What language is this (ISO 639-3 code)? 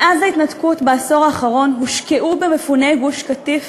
heb